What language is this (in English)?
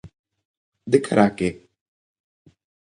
Galician